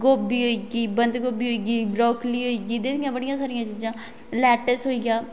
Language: Dogri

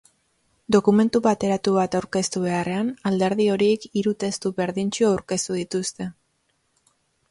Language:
Basque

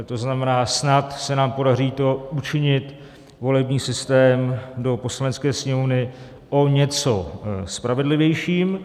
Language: Czech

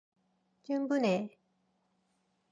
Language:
Korean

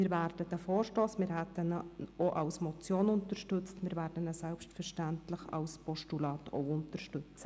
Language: Swiss German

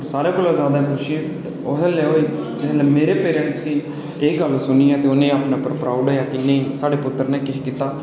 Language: Dogri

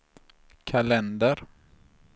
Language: Swedish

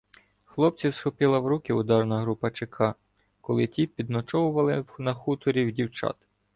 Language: Ukrainian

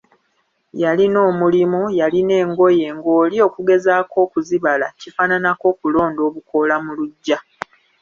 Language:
Ganda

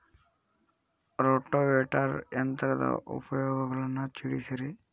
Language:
Kannada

